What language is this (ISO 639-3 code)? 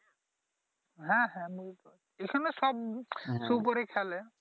ben